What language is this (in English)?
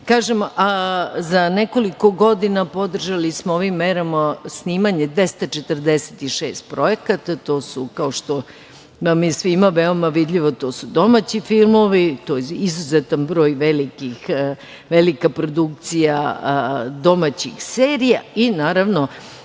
Serbian